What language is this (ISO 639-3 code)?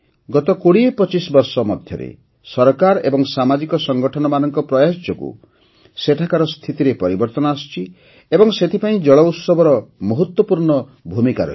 ori